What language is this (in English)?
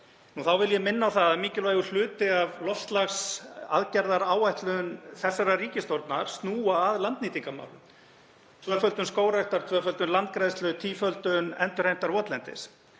Icelandic